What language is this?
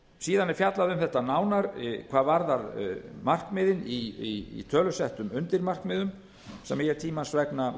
Icelandic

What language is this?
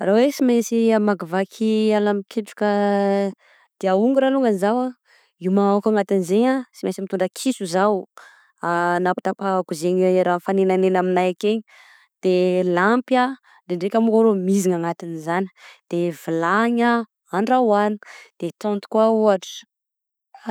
Southern Betsimisaraka Malagasy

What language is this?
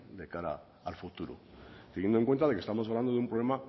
Spanish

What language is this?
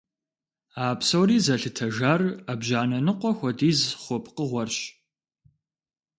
Kabardian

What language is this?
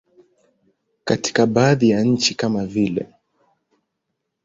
Swahili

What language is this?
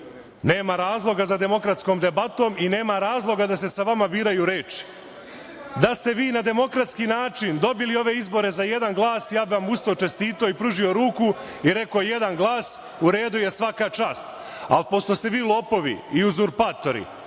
Serbian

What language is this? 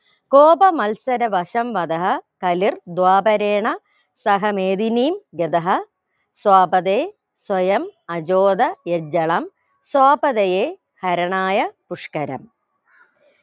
Malayalam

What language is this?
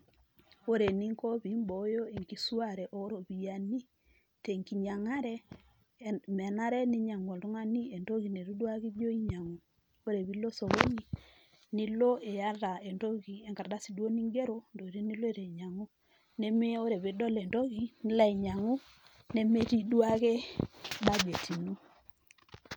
Masai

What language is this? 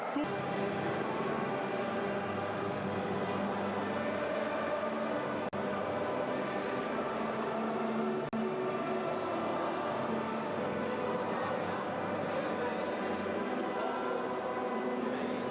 Thai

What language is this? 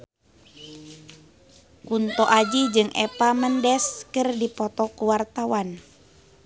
Sundanese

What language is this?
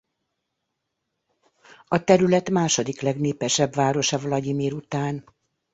Hungarian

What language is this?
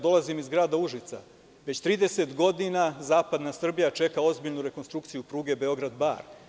Serbian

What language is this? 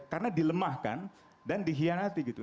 Indonesian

